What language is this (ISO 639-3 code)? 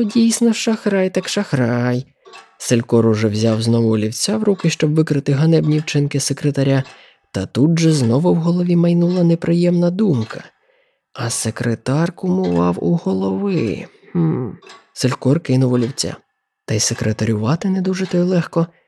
ukr